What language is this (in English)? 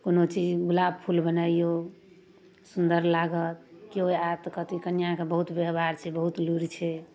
Maithili